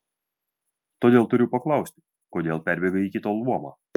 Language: Lithuanian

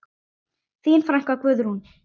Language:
Icelandic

